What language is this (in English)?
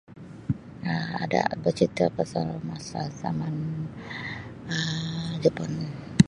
Sabah Malay